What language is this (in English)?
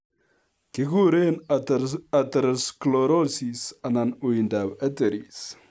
Kalenjin